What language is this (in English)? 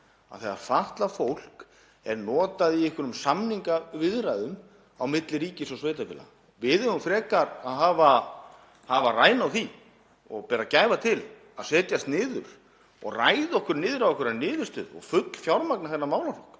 Icelandic